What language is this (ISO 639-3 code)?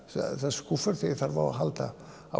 isl